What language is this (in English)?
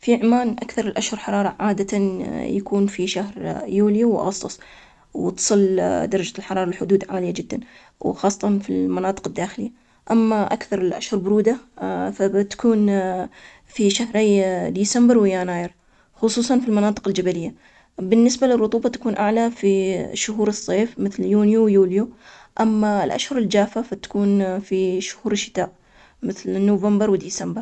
Omani Arabic